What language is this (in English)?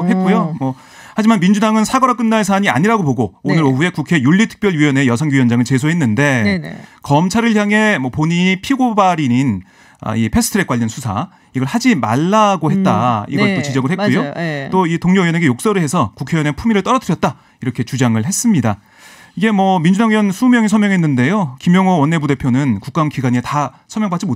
Korean